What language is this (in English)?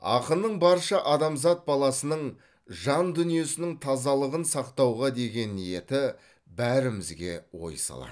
Kazakh